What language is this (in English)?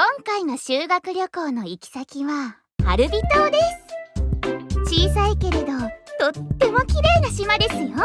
Japanese